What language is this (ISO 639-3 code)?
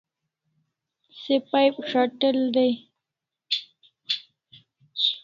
kls